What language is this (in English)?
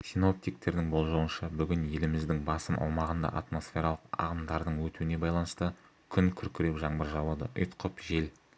Kazakh